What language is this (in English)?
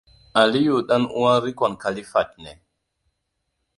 Hausa